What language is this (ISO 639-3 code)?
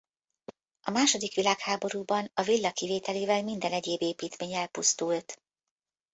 hun